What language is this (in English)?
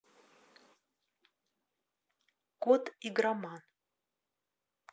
Russian